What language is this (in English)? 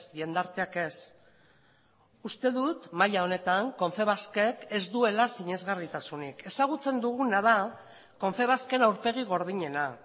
Basque